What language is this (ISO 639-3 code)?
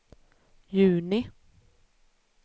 swe